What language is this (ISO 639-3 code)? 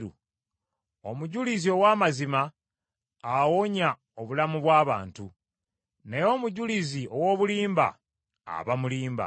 lug